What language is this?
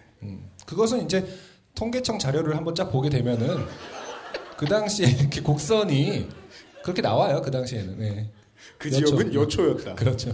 Korean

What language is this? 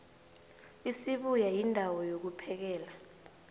South Ndebele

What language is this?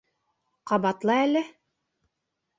Bashkir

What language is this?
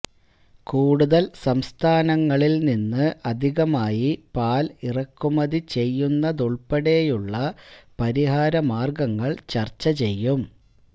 Malayalam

